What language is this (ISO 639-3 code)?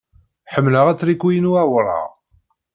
kab